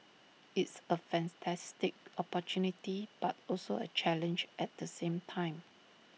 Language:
English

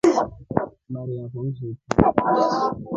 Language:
Rombo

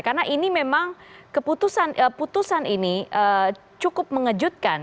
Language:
Indonesian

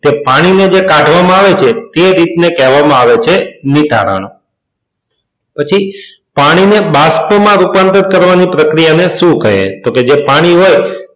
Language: Gujarati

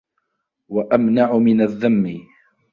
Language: Arabic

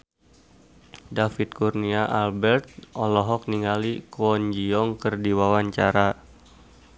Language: Sundanese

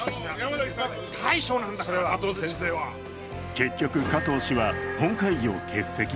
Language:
Japanese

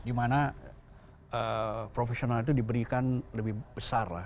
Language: Indonesian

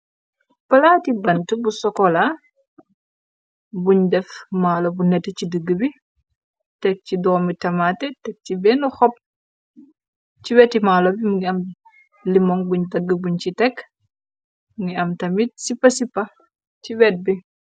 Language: Wolof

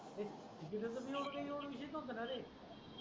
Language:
Marathi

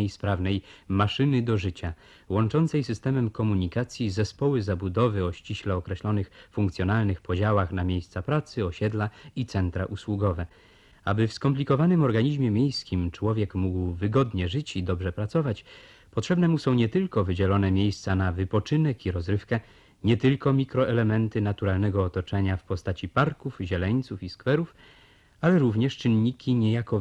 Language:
Polish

